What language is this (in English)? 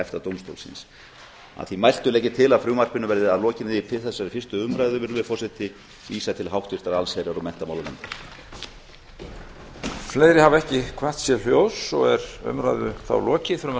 Icelandic